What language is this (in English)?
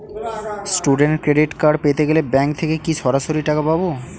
Bangla